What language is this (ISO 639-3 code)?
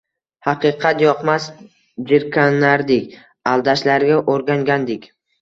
uzb